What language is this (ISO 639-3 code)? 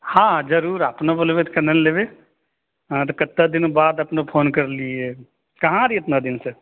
mai